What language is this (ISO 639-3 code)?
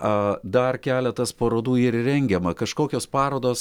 lit